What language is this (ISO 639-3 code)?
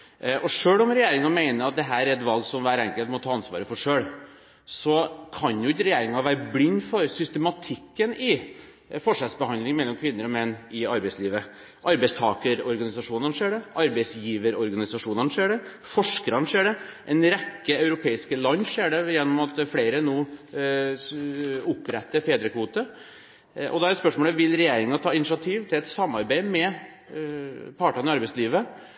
nob